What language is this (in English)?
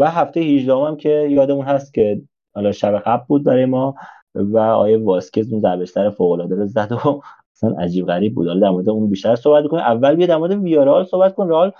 Persian